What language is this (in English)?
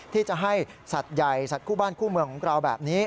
Thai